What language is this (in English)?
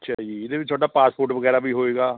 Punjabi